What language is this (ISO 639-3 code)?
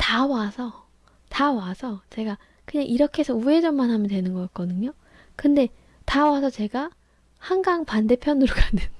kor